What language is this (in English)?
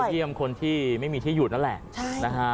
Thai